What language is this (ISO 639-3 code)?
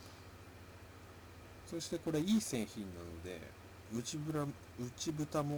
jpn